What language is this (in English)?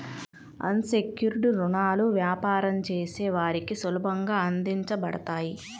Telugu